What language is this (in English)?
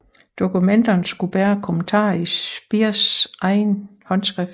Danish